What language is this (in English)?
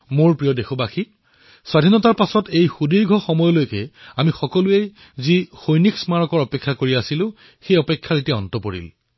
Assamese